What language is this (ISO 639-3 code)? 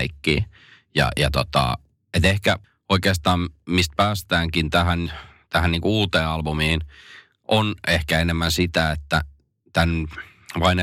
fin